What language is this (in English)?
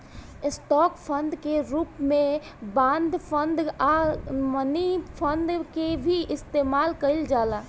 Bhojpuri